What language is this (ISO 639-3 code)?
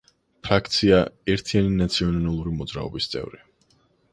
kat